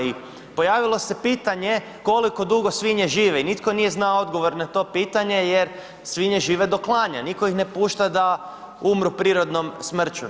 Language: Croatian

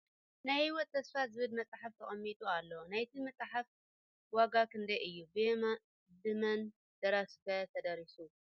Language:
Tigrinya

